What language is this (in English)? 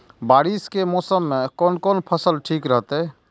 Maithili